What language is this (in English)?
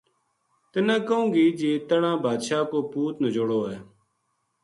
Gujari